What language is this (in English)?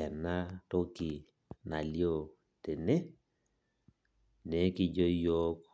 Masai